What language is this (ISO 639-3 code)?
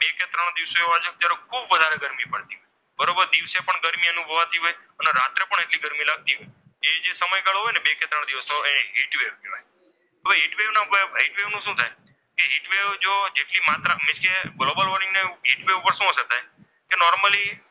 guj